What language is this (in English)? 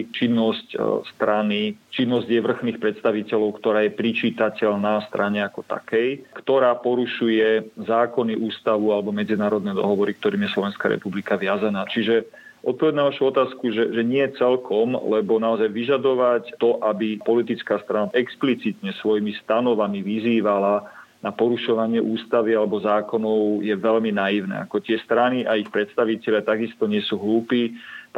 Slovak